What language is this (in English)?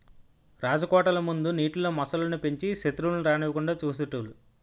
Telugu